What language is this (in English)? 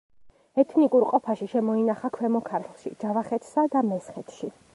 Georgian